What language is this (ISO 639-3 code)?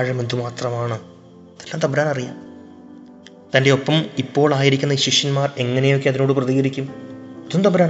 mal